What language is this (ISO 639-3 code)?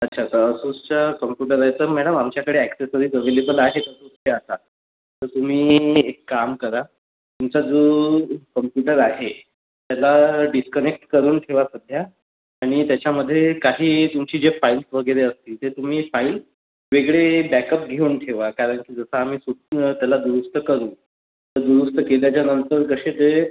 mar